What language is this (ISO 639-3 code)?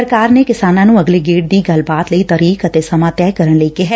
pan